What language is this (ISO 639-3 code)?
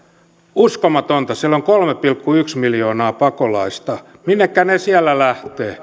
fin